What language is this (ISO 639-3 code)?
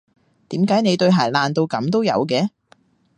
yue